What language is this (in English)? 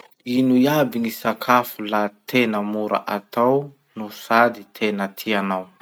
Masikoro Malagasy